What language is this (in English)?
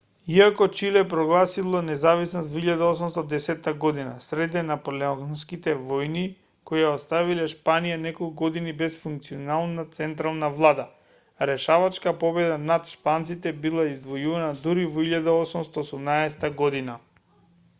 Macedonian